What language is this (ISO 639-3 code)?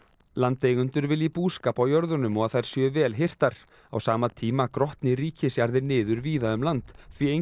isl